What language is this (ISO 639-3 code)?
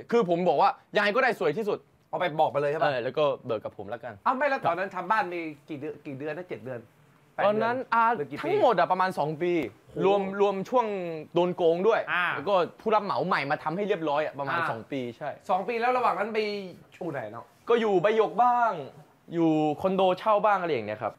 tha